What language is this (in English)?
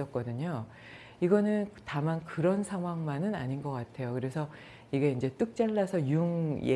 Korean